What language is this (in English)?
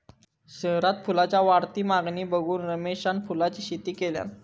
Marathi